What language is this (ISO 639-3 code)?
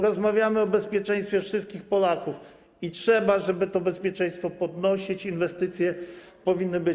pol